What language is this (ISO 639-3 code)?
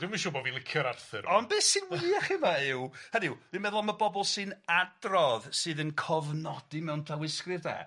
cym